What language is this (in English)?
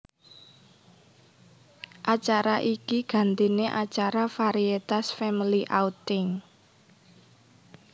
Javanese